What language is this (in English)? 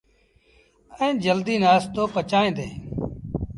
Sindhi Bhil